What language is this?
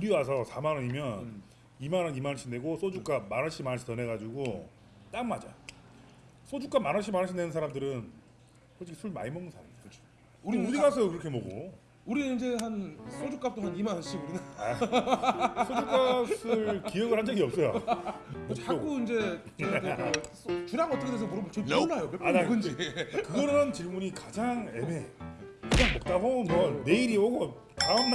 Korean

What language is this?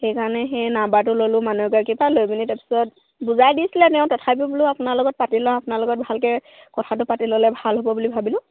Assamese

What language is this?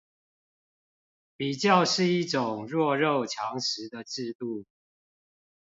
Chinese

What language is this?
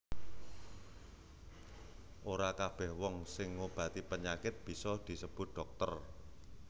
Javanese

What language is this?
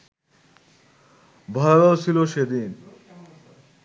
Bangla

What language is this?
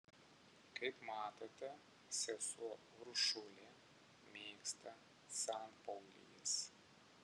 Lithuanian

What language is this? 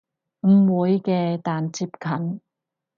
Cantonese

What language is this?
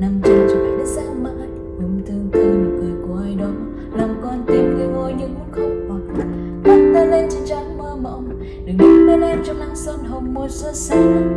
Vietnamese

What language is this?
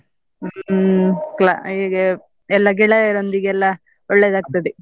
Kannada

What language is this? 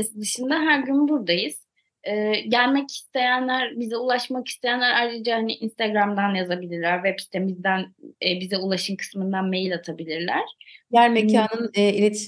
Turkish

